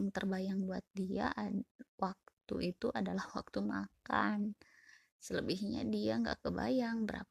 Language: Indonesian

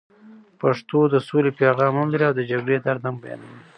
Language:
Pashto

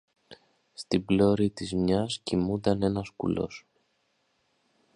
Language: Greek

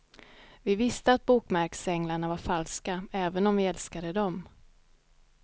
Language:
Swedish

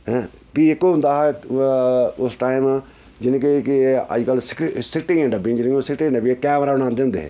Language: Dogri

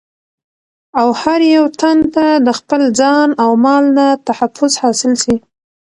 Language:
Pashto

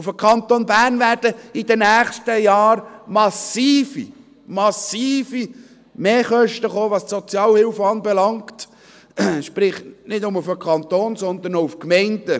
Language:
Swiss German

